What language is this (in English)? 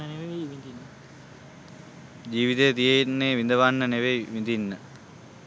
Sinhala